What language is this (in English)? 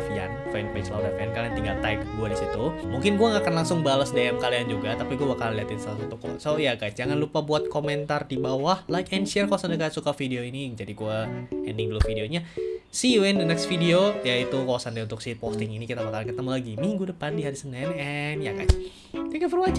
Indonesian